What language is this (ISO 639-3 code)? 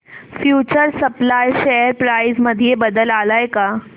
mar